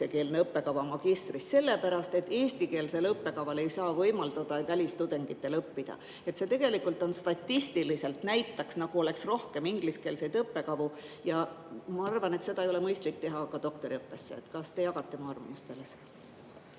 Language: Estonian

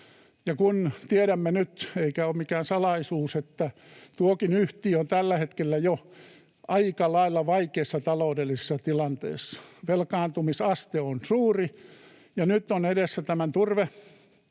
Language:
Finnish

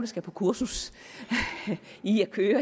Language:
Danish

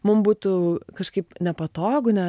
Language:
Lithuanian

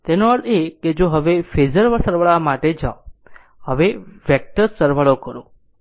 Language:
Gujarati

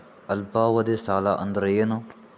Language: Kannada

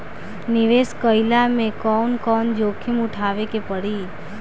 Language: Bhojpuri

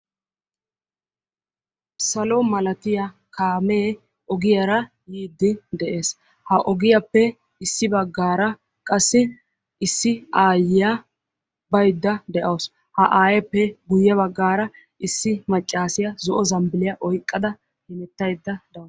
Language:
Wolaytta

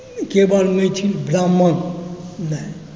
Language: Maithili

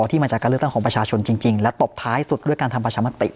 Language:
Thai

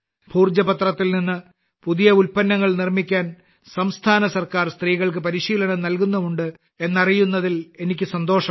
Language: Malayalam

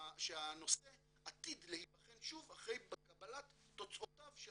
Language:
Hebrew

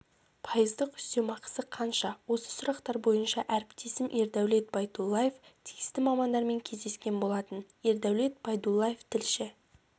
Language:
Kazakh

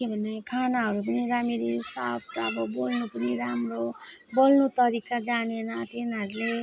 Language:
Nepali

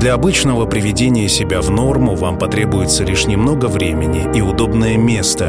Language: Russian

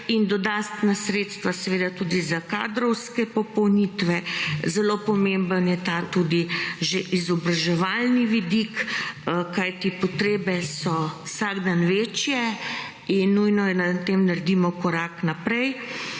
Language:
Slovenian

